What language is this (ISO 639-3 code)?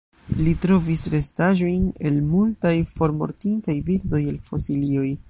epo